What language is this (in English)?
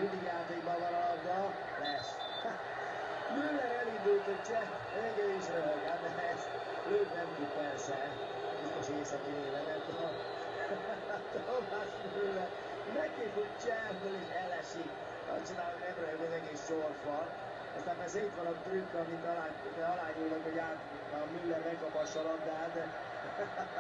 Hungarian